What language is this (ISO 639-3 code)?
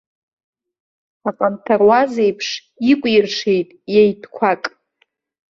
abk